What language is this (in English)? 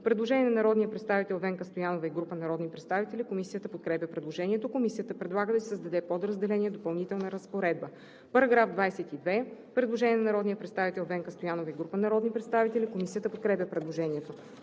Bulgarian